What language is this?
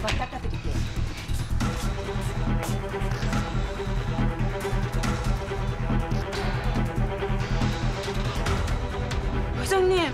Korean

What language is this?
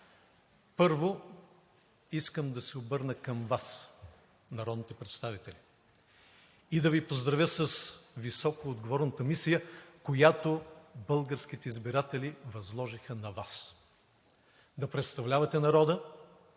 Bulgarian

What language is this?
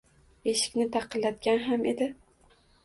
Uzbek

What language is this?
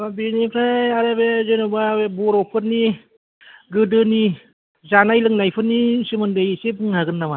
Bodo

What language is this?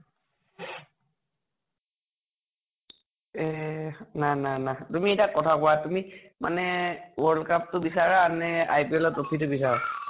Assamese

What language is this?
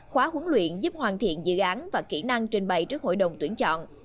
Vietnamese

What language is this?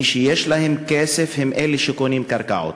Hebrew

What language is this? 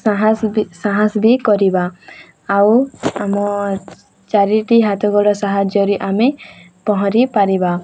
Odia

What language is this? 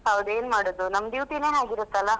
Kannada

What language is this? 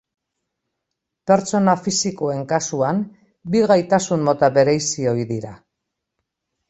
Basque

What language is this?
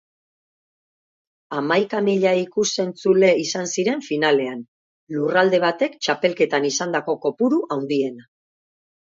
Basque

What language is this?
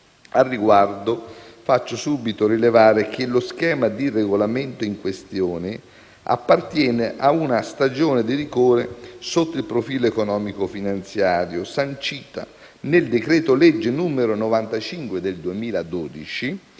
Italian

